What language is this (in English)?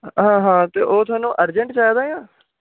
Dogri